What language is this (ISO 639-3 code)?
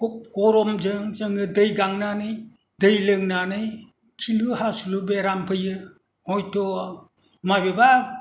brx